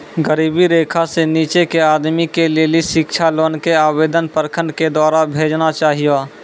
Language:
Maithili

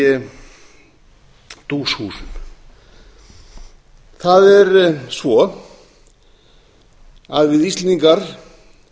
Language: Icelandic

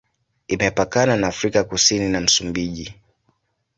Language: Swahili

